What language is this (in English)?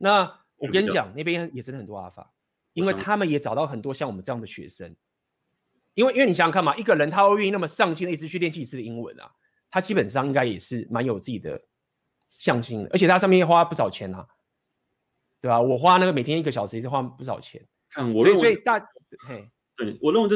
Chinese